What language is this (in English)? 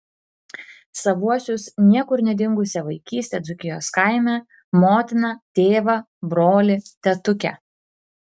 Lithuanian